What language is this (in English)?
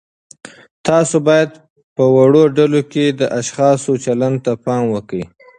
Pashto